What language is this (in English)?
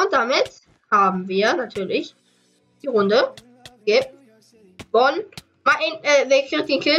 German